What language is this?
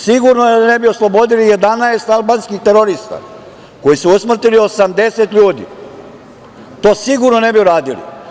Serbian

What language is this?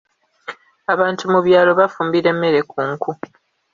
Ganda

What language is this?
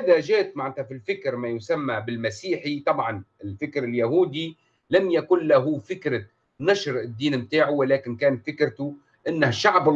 Arabic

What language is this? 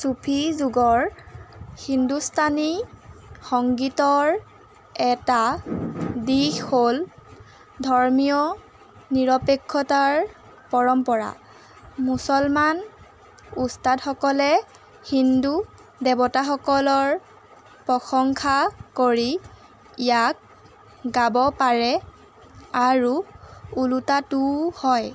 Assamese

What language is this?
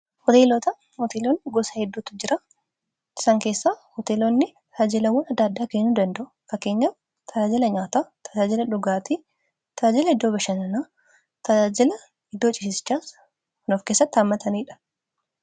Oromo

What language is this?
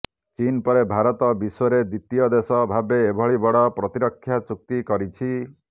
Odia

